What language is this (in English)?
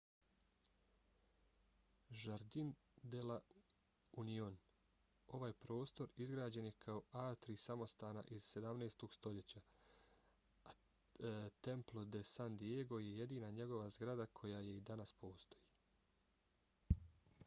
Bosnian